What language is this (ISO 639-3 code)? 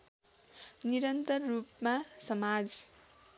nep